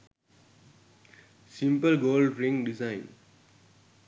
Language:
Sinhala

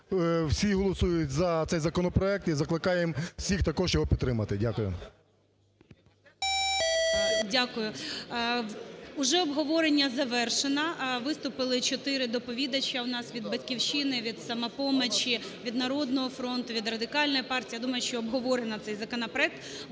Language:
Ukrainian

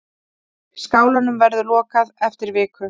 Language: Icelandic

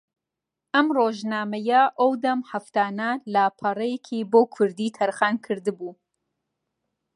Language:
Central Kurdish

